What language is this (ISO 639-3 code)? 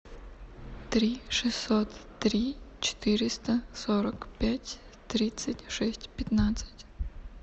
rus